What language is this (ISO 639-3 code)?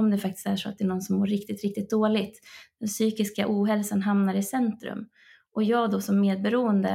swe